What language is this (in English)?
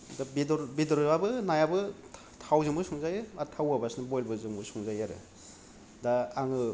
Bodo